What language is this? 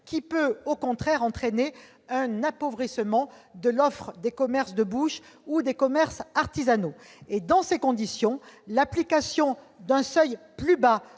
French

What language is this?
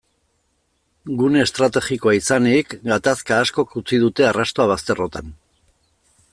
Basque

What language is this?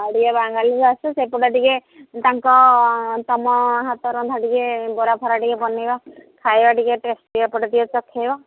Odia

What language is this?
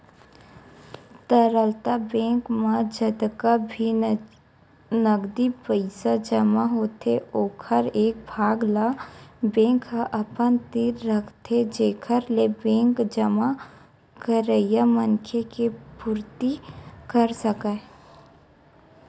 Chhattisgarhi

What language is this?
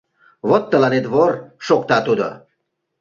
Mari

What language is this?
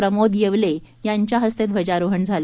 Marathi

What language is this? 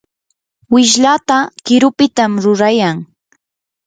Yanahuanca Pasco Quechua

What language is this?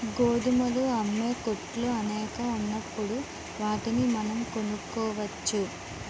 Telugu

